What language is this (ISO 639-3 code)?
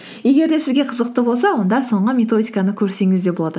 kaz